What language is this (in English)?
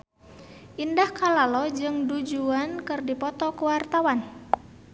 Sundanese